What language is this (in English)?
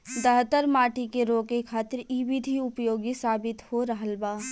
Bhojpuri